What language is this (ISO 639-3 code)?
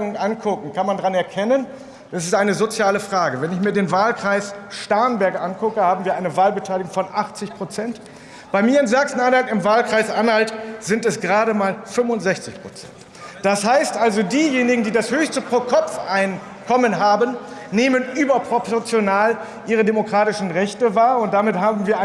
deu